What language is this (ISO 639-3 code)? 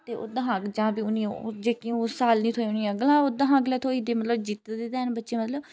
doi